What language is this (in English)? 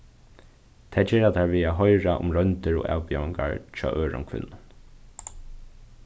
Faroese